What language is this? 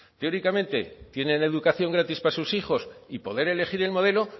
Spanish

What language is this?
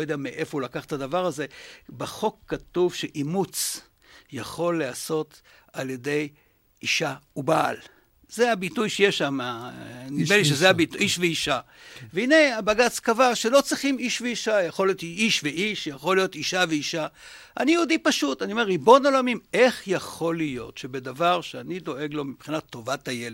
Hebrew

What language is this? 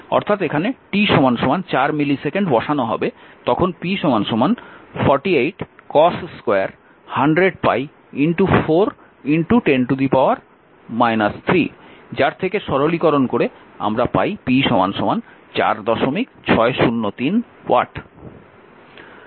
Bangla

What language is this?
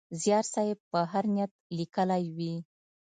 Pashto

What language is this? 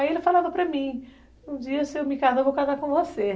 Portuguese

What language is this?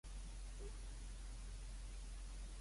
Cantonese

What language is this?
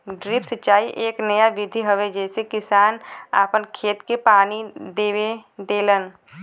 Bhojpuri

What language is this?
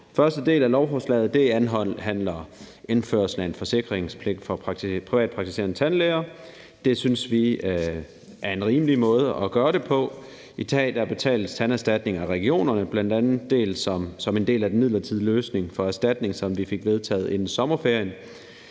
Danish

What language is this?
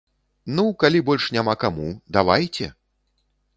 Belarusian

